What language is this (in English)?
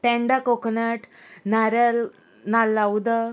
Konkani